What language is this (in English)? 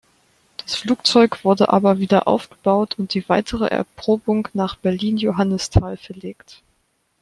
German